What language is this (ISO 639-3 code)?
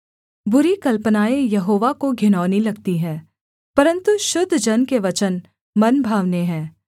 hin